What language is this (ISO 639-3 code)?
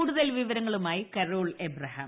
mal